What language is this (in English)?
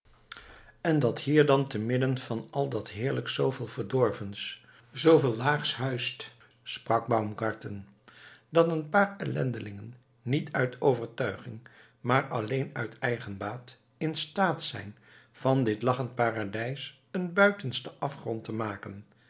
Dutch